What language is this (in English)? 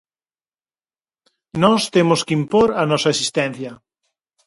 Galician